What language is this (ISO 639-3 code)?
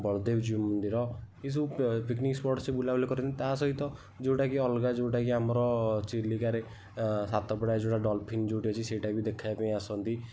ori